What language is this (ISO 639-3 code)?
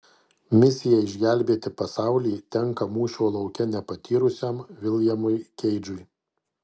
lit